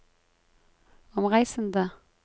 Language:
Norwegian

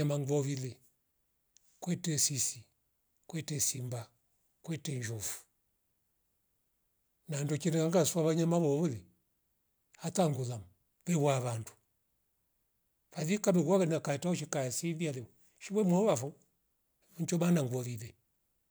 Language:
Rombo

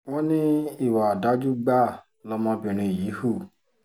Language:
Yoruba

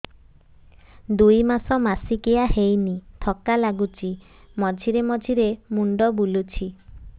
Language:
Odia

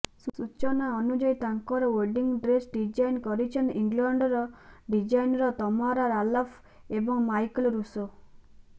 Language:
Odia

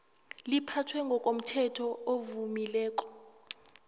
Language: South Ndebele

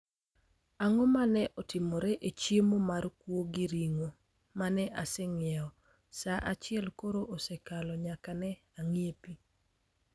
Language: Luo (Kenya and Tanzania)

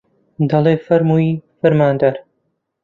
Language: Central Kurdish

